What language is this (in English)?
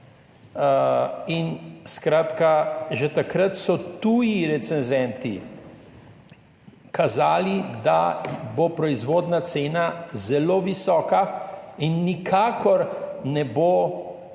Slovenian